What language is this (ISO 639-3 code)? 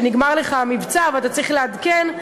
heb